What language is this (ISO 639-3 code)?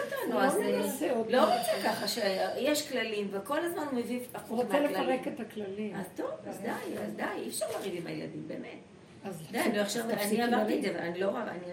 heb